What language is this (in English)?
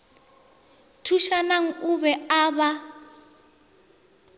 Northern Sotho